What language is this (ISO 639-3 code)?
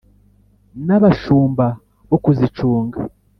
kin